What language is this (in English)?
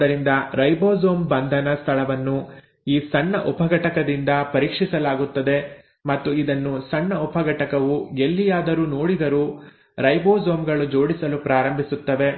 Kannada